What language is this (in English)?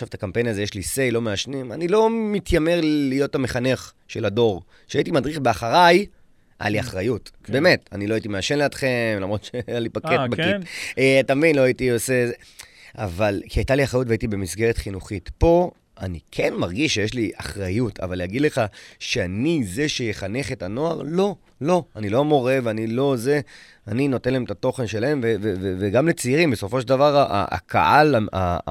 Hebrew